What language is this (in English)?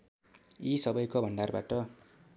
Nepali